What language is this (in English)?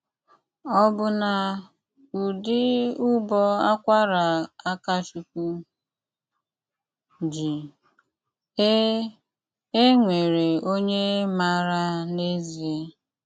Igbo